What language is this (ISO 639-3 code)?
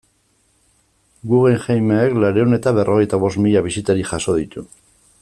eus